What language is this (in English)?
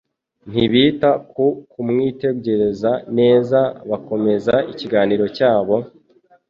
Kinyarwanda